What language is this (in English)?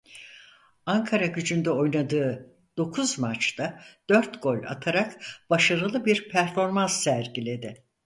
Turkish